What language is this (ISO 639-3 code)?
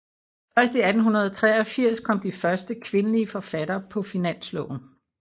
dan